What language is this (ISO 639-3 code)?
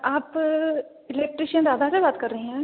hin